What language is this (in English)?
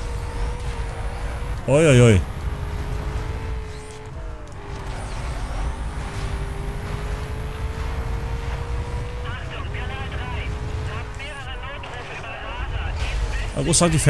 German